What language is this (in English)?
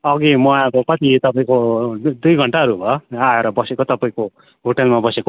Nepali